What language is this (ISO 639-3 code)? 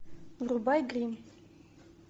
rus